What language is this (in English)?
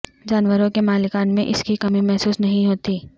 Urdu